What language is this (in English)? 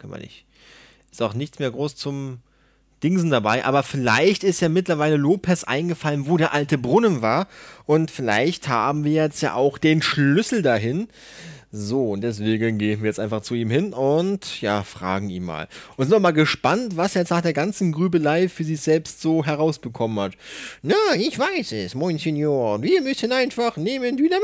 German